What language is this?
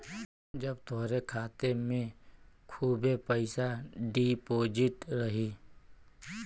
Bhojpuri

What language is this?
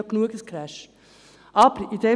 Swiss German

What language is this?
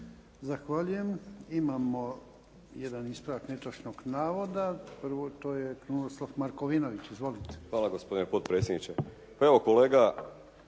Croatian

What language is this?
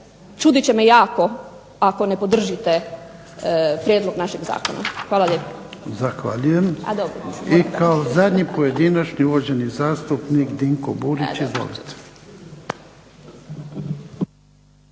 Croatian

